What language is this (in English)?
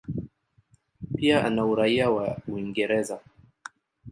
Swahili